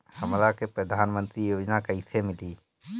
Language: Bhojpuri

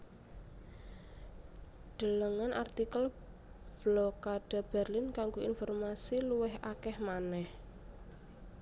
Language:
Javanese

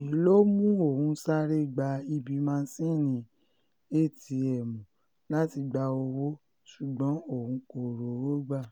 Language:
Yoruba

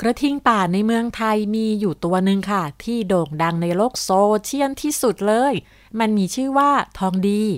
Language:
Thai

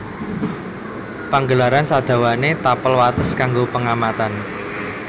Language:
Javanese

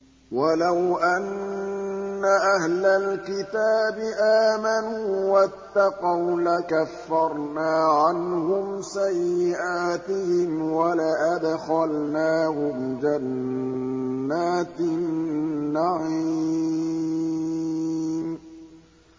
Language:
Arabic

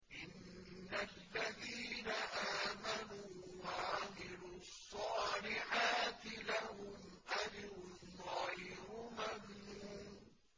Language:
Arabic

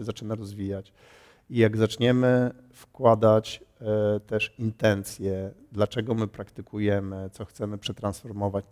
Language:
Polish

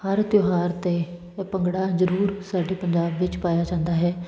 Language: Punjabi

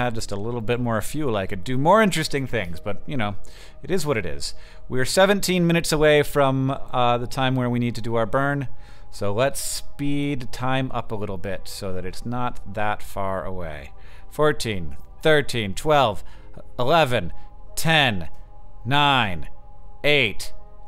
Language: English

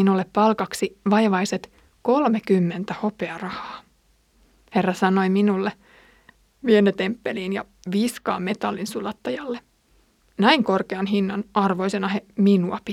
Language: Finnish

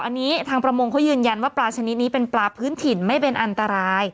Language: Thai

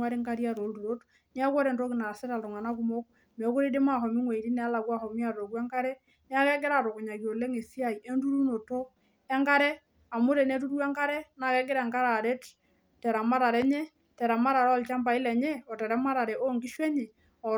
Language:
Masai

